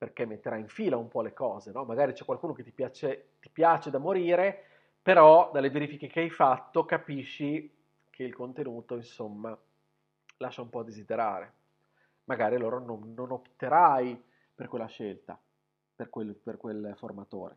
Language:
Italian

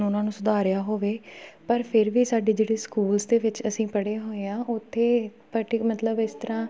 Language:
Punjabi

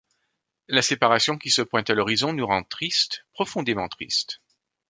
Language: French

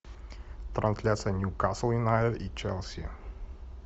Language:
Russian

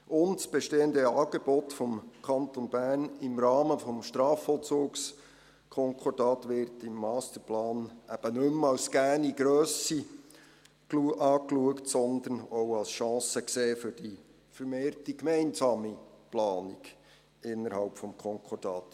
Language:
Swiss German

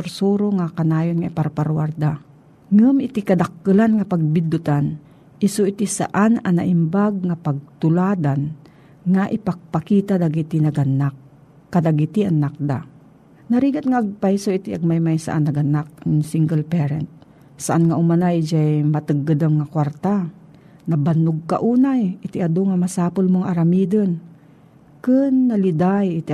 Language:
Filipino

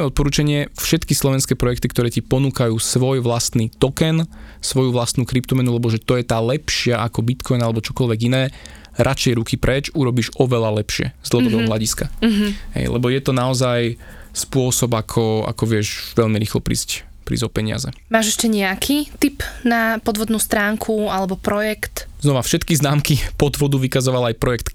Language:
Slovak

